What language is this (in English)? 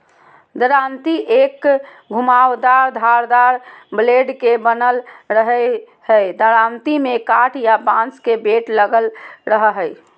Magahi